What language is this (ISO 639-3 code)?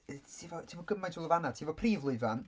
cym